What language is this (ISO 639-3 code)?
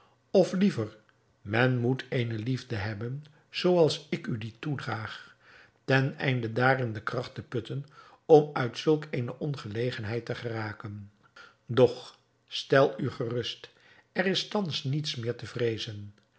nld